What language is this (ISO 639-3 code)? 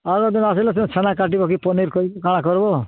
ori